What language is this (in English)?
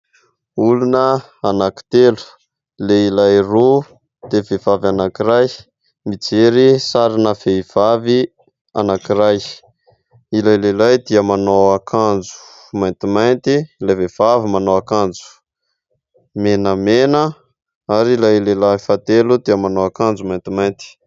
Malagasy